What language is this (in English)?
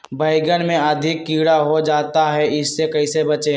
Magahi